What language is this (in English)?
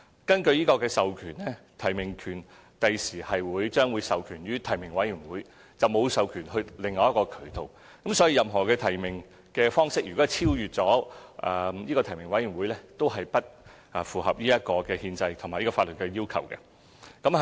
Cantonese